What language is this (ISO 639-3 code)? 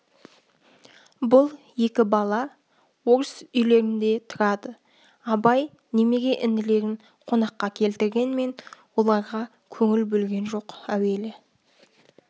kaz